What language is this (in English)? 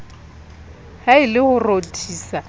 Southern Sotho